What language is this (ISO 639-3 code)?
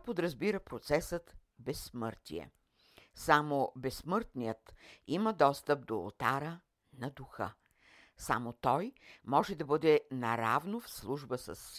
bul